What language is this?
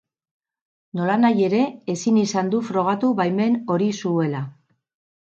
Basque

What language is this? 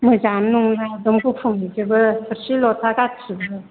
Bodo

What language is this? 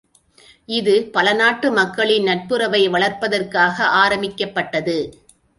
Tamil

